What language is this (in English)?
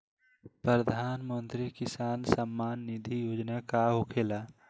Bhojpuri